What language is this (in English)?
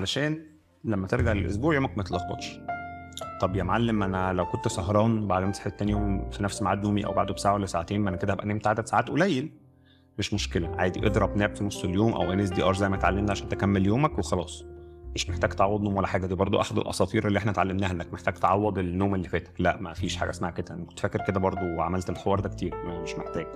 Arabic